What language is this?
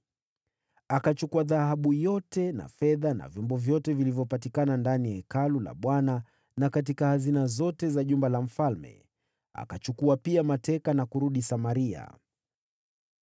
Swahili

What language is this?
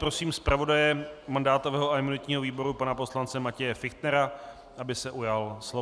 Czech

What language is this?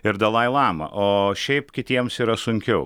Lithuanian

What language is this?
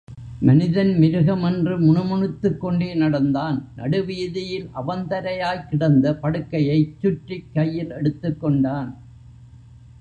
Tamil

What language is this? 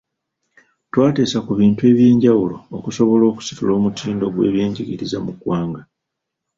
Ganda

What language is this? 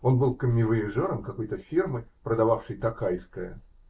Russian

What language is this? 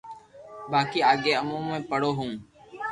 Loarki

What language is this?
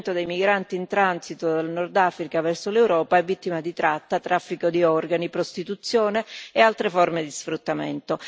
Italian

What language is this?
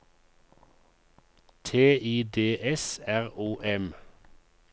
Norwegian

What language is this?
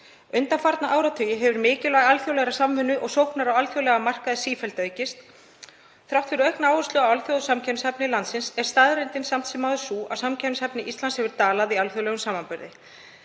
Icelandic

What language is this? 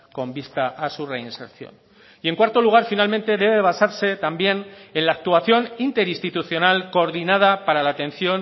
Spanish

